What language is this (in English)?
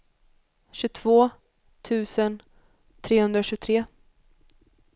Swedish